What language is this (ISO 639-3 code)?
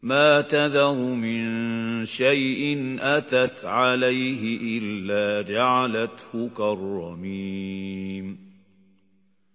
ara